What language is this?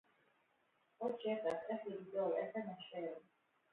Hebrew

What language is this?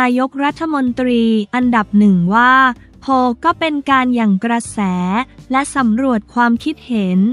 Thai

